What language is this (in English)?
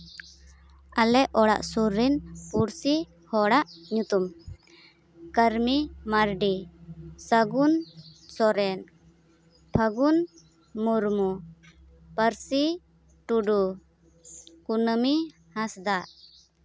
Santali